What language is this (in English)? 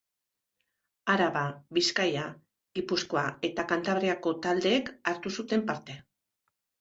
Basque